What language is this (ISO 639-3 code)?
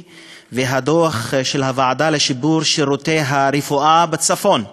heb